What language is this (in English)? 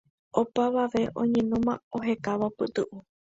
Guarani